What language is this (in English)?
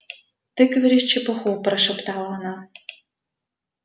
Russian